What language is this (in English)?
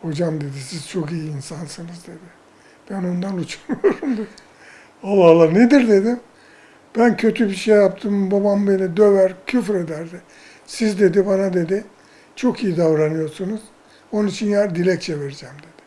Turkish